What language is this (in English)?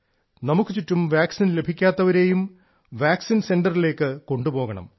Malayalam